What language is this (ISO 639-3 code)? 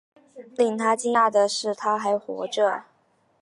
zho